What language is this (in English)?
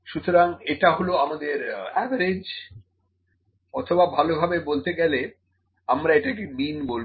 Bangla